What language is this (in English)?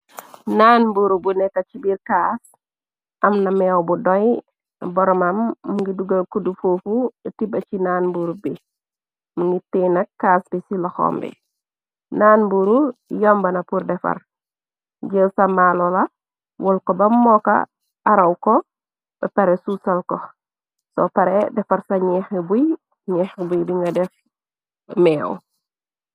Wolof